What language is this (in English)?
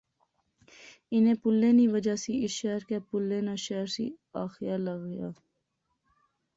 Pahari-Potwari